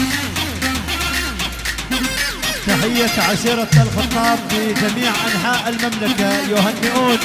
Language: Arabic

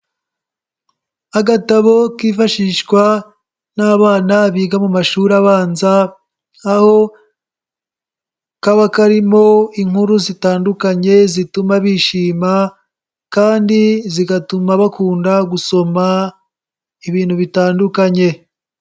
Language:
Kinyarwanda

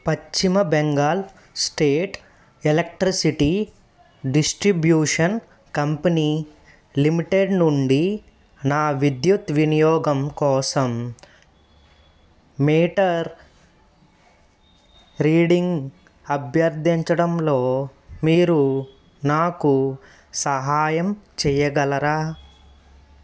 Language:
Telugu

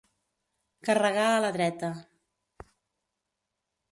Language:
Catalan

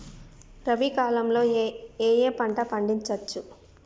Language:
Telugu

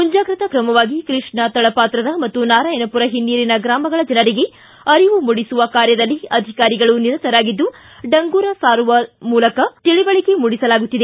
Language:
Kannada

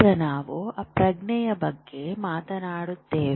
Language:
Kannada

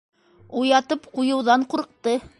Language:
Bashkir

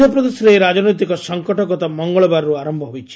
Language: Odia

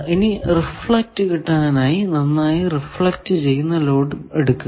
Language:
Malayalam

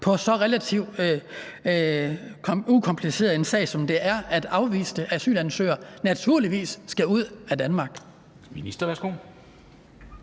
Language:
Danish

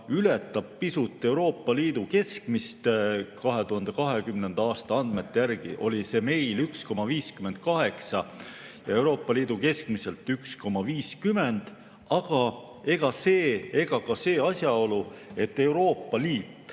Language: Estonian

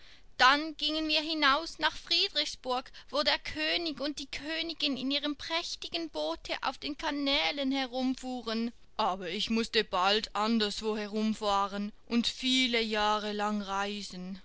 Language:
German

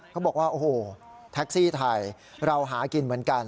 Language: Thai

